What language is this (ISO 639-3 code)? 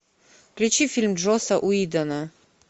rus